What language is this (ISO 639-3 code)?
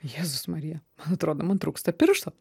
lit